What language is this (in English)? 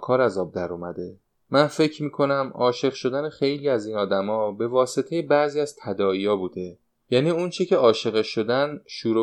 Persian